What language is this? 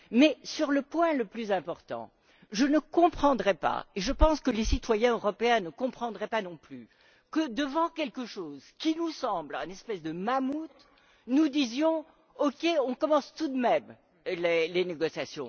French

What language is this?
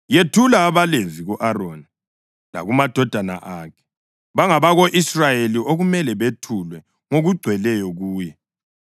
North Ndebele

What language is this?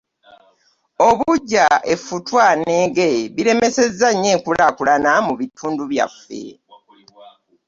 Ganda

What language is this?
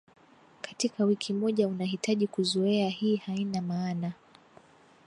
Swahili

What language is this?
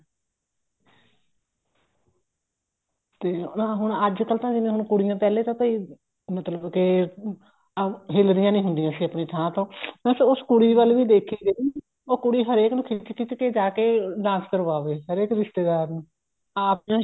Punjabi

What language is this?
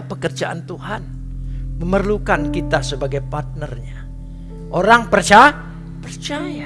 Indonesian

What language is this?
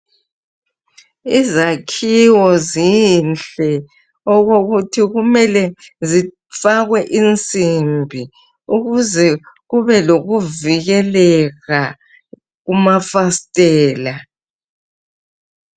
North Ndebele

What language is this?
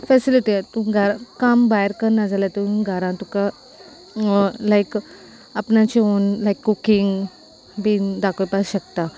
Konkani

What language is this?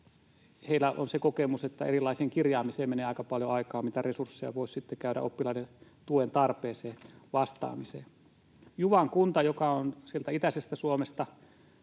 Finnish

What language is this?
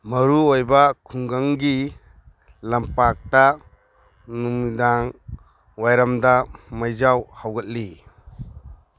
Manipuri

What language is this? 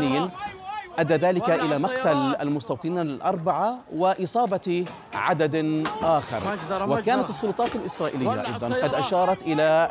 Arabic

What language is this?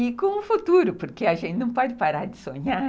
Portuguese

